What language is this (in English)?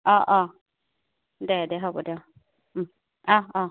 Assamese